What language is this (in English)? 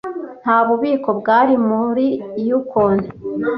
Kinyarwanda